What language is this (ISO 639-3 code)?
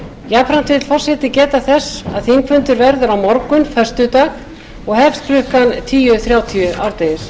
isl